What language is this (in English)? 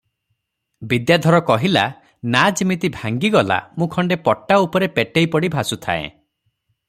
Odia